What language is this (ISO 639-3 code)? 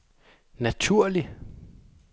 dan